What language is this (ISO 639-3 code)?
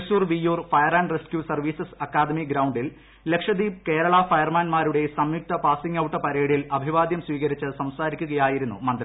mal